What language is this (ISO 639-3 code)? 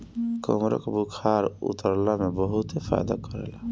bho